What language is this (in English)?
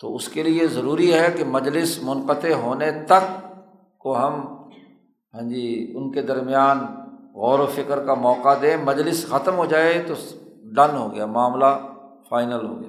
Urdu